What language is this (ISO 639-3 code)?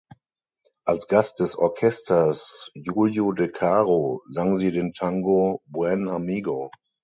deu